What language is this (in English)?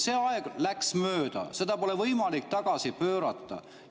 Estonian